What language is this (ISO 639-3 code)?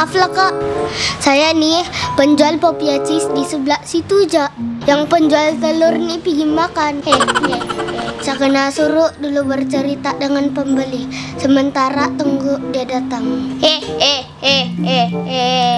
ind